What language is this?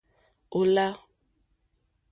Mokpwe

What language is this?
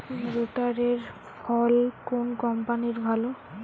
Bangla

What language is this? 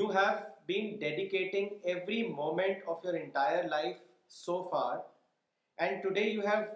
Urdu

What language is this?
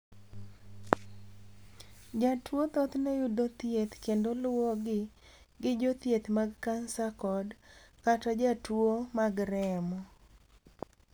Luo (Kenya and Tanzania)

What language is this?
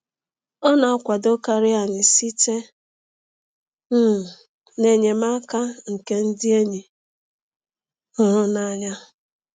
Igbo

